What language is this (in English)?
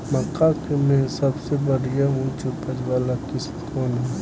Bhojpuri